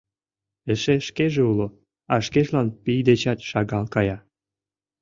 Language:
Mari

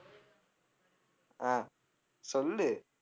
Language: Tamil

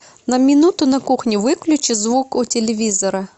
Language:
Russian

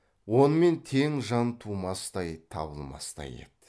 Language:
Kazakh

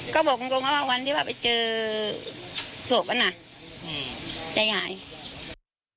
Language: Thai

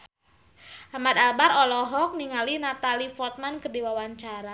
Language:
Sundanese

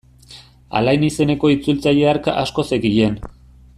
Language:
Basque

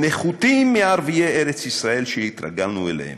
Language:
Hebrew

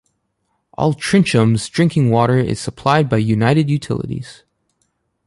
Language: English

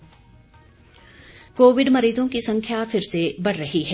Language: Hindi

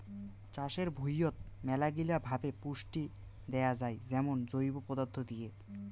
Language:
Bangla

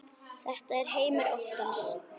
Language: Icelandic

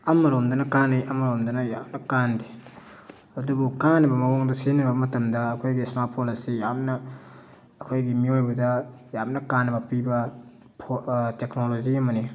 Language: Manipuri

